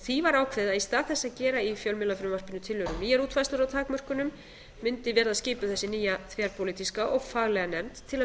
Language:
Icelandic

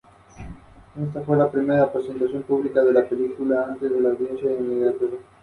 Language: Spanish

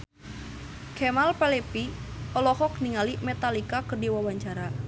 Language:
Sundanese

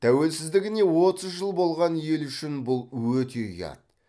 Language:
Kazakh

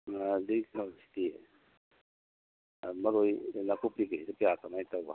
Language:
Manipuri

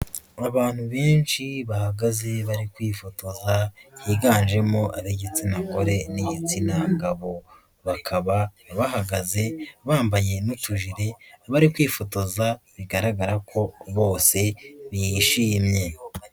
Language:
Kinyarwanda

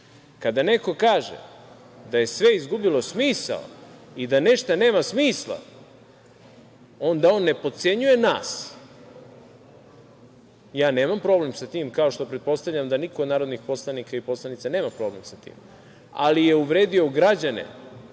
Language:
Serbian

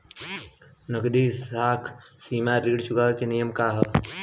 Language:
Bhojpuri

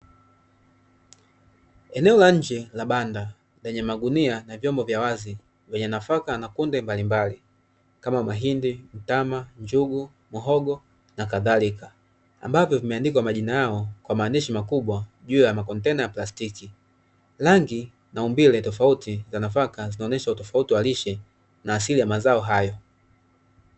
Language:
Swahili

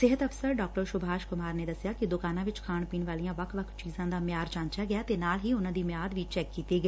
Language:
Punjabi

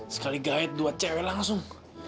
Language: Indonesian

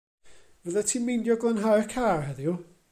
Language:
Welsh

